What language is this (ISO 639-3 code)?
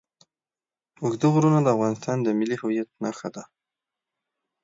pus